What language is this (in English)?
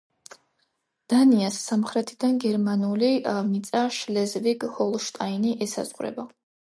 Georgian